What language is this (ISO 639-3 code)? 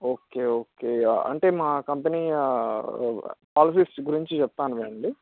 tel